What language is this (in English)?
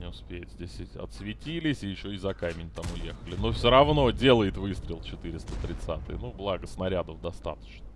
Russian